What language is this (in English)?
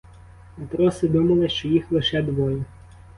Ukrainian